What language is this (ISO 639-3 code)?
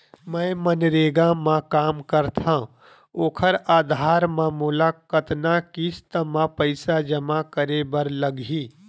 hne